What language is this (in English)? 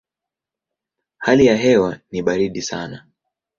Swahili